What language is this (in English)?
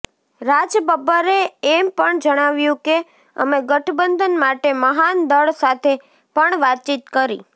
Gujarati